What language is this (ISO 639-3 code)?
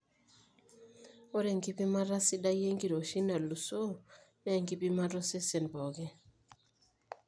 mas